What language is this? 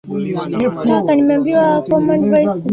Swahili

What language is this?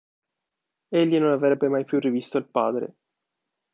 Italian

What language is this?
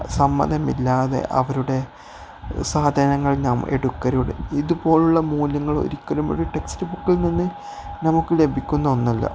Malayalam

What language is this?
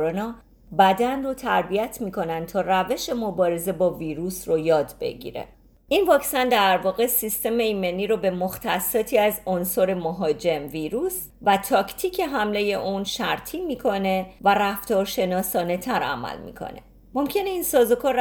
Persian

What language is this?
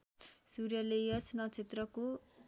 Nepali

